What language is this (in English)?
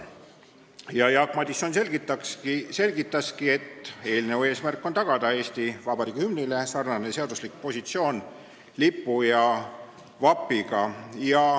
Estonian